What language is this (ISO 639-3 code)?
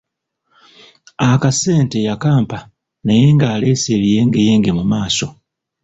lug